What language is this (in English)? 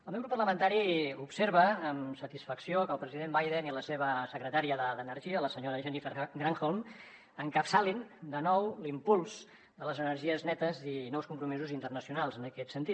Catalan